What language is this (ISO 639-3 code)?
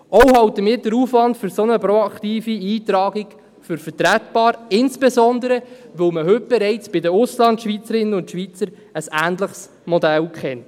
gsw